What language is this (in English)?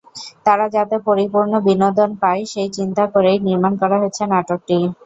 Bangla